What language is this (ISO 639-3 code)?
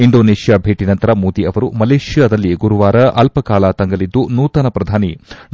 kan